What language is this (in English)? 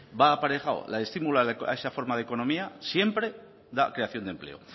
Spanish